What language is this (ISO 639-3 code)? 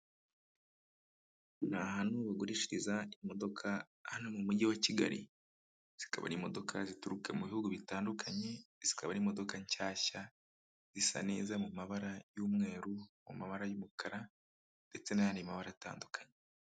kin